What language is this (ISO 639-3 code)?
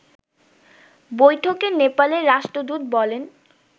ben